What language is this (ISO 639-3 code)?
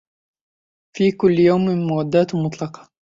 ara